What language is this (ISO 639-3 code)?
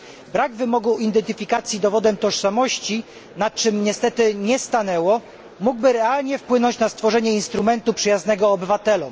pol